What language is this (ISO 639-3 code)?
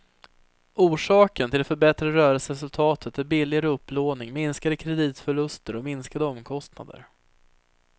swe